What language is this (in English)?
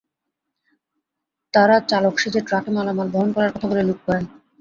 Bangla